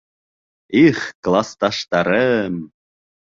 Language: Bashkir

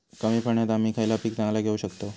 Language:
Marathi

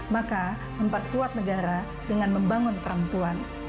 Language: Indonesian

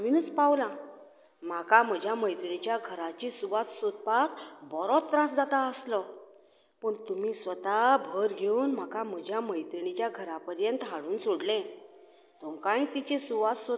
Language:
Konkani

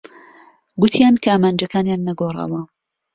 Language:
Central Kurdish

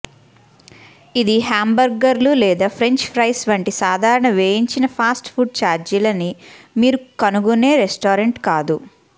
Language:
Telugu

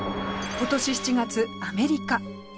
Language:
Japanese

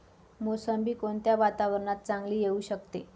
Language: Marathi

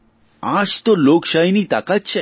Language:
Gujarati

